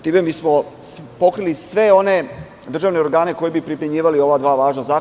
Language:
Serbian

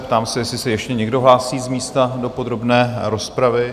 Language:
Czech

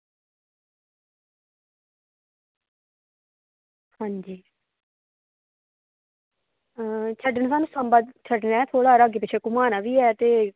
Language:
Dogri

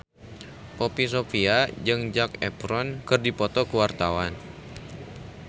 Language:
Sundanese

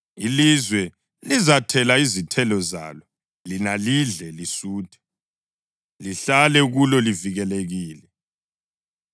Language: North Ndebele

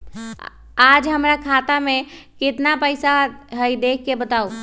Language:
Magahi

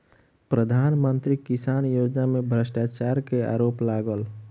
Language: Maithili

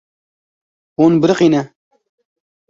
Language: Kurdish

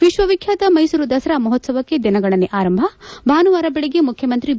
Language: Kannada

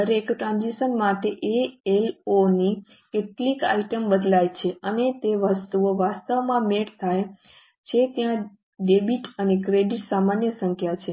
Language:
Gujarati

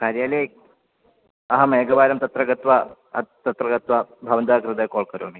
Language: Sanskrit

